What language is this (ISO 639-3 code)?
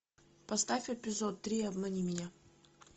rus